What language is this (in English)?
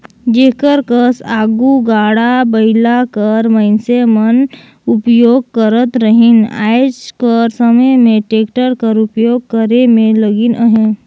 Chhattisgarhi